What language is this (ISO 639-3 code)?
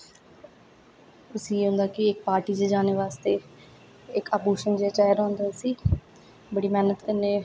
doi